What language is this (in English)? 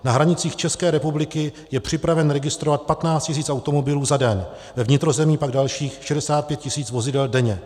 Czech